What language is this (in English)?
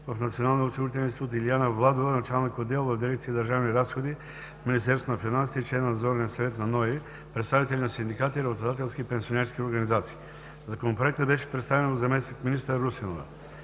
Bulgarian